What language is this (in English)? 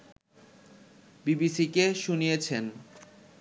Bangla